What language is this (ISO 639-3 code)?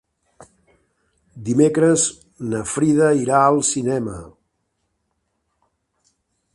cat